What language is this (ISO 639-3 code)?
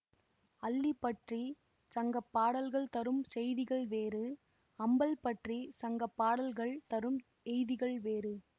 tam